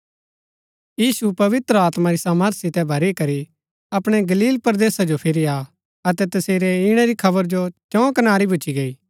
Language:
Gaddi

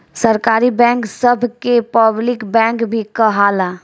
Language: Bhojpuri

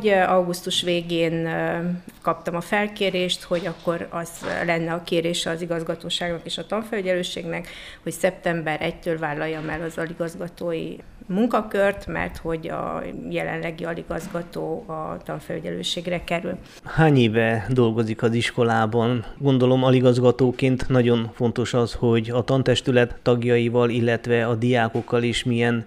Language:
Hungarian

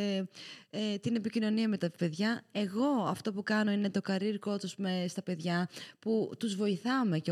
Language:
Greek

